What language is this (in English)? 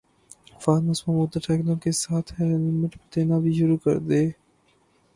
Urdu